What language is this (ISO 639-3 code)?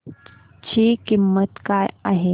mar